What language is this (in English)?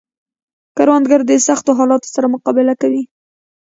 Pashto